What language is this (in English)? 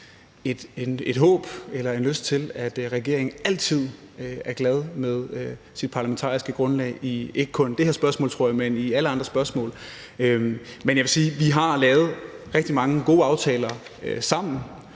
Danish